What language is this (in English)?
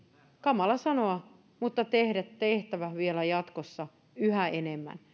Finnish